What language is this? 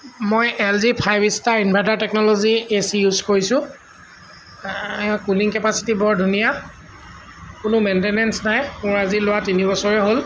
Assamese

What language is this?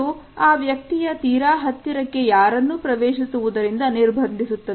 Kannada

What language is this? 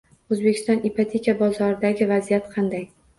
Uzbek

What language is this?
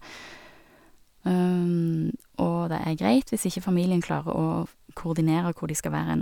Norwegian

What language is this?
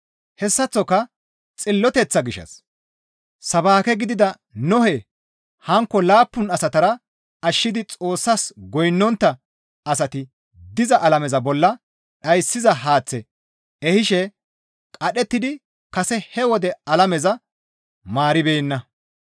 Gamo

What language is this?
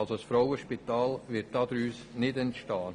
Swiss German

